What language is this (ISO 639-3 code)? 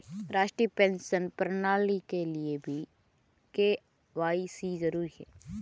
hin